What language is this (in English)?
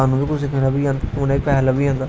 Dogri